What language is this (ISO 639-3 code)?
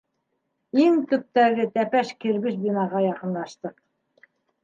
bak